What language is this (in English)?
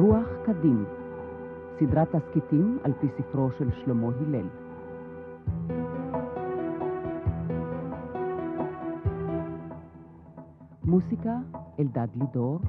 Hebrew